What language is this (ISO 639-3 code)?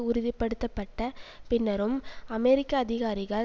tam